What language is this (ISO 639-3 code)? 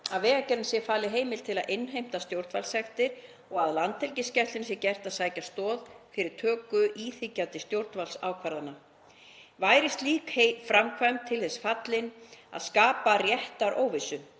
isl